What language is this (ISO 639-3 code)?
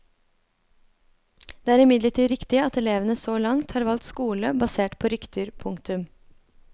nor